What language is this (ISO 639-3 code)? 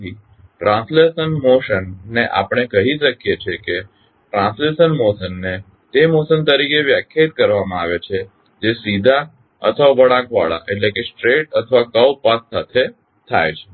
guj